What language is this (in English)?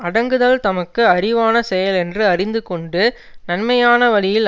Tamil